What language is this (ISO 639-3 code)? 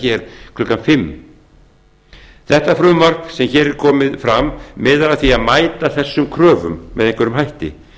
isl